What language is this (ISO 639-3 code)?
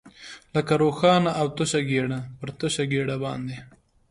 pus